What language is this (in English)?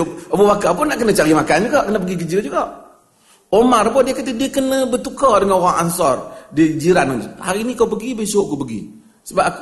Malay